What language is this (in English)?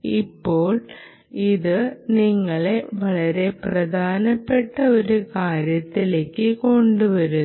Malayalam